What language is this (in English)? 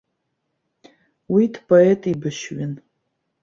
Abkhazian